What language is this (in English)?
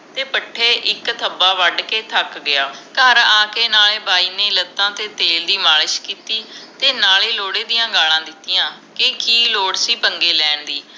Punjabi